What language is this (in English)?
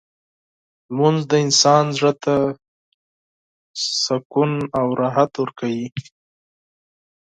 Pashto